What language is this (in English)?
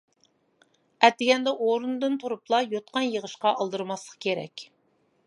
Uyghur